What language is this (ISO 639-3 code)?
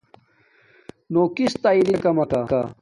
dmk